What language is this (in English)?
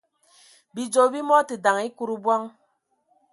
Ewondo